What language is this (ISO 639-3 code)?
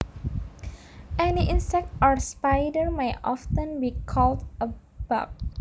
jav